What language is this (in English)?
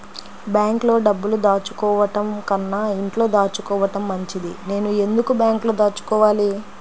Telugu